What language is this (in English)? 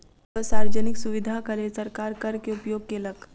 Maithili